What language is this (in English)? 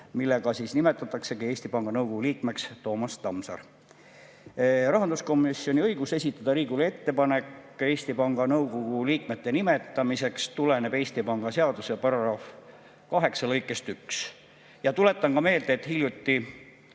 Estonian